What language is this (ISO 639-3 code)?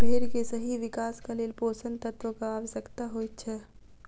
mai